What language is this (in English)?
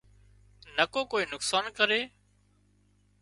Wadiyara Koli